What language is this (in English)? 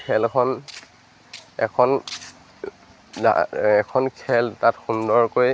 Assamese